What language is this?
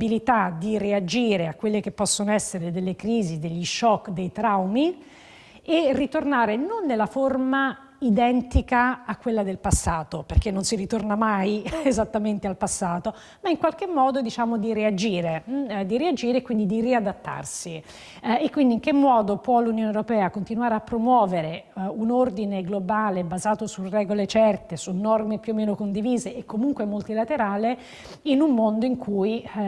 Italian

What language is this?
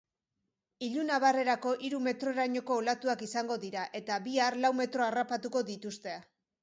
Basque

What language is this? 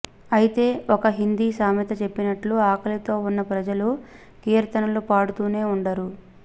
Telugu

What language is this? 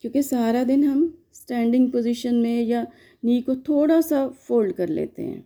Hindi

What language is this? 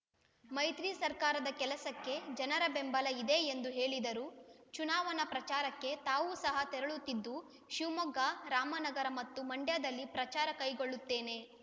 Kannada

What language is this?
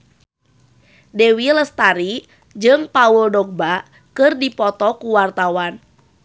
Sundanese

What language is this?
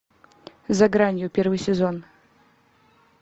Russian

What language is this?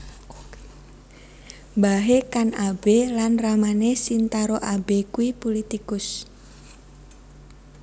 Javanese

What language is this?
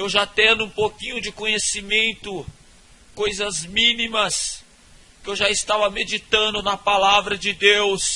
Portuguese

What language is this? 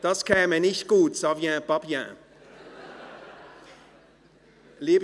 Swiss German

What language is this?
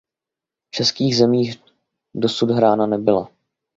Czech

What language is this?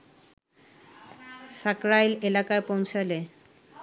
Bangla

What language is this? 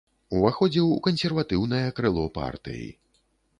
Belarusian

